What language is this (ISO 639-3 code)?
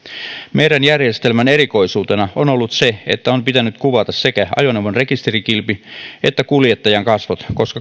fin